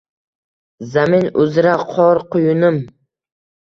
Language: Uzbek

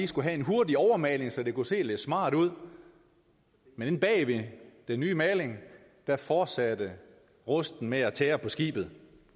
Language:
Danish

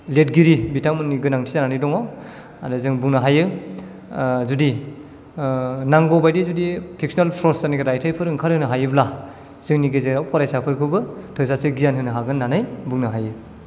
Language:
Bodo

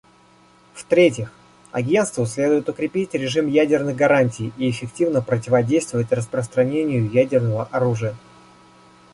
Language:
Russian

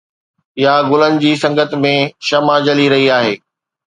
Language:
Sindhi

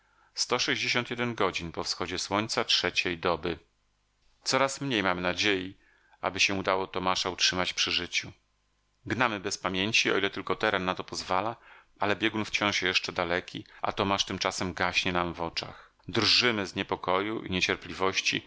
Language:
Polish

